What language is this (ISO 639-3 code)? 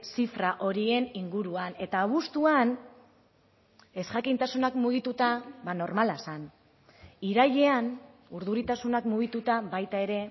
eus